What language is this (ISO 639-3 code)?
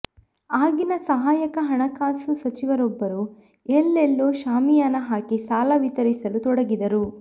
kan